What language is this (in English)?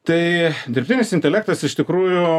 Lithuanian